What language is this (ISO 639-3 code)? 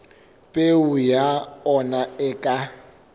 sot